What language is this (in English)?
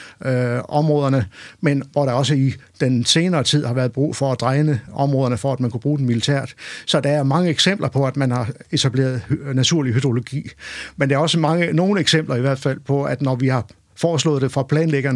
Danish